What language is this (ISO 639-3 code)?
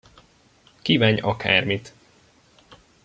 hun